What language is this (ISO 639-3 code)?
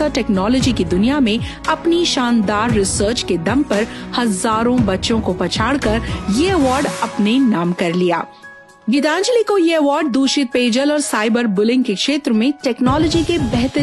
hin